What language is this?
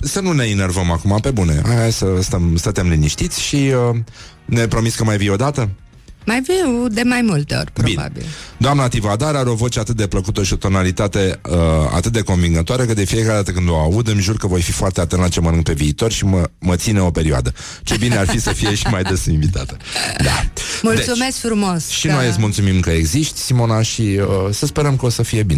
Romanian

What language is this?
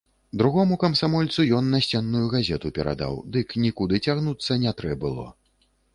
Belarusian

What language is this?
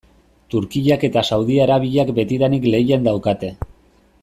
Basque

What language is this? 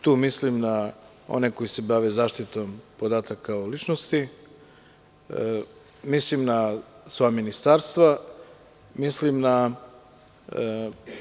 Serbian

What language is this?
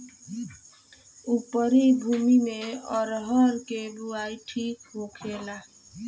Bhojpuri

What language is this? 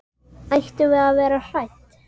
Icelandic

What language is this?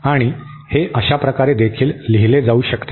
Marathi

